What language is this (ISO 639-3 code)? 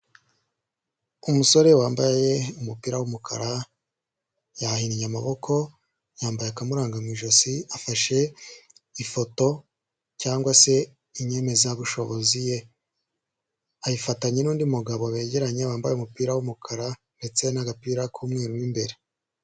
kin